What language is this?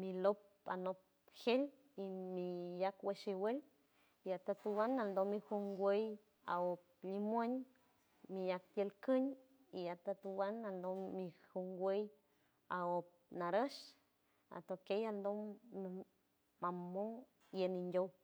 San Francisco Del Mar Huave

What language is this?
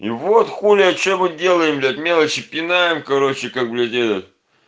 Russian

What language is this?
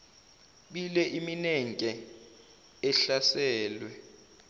Zulu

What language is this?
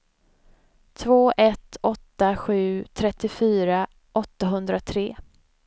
Swedish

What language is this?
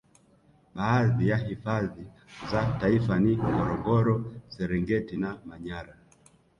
Swahili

